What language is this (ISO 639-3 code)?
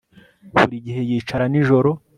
kin